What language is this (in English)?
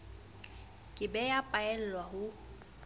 Southern Sotho